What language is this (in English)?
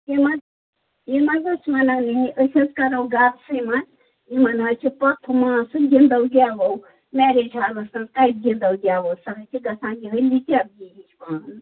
Kashmiri